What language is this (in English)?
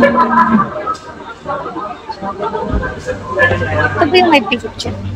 Filipino